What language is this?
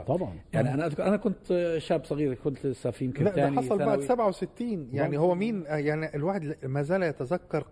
Arabic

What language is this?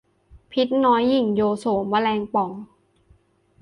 Thai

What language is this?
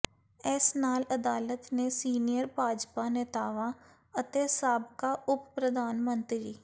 Punjabi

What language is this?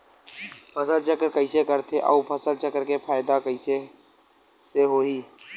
Chhattisgarhi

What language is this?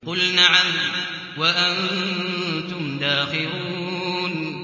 Arabic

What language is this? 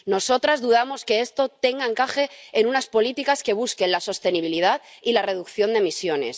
Spanish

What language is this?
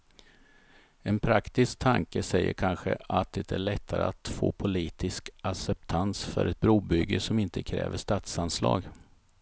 Swedish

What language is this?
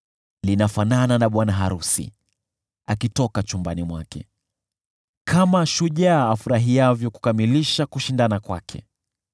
Swahili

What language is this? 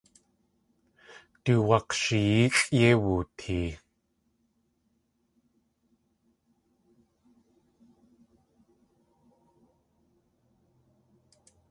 Tlingit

